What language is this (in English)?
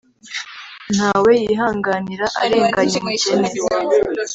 Kinyarwanda